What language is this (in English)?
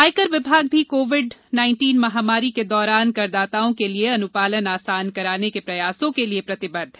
Hindi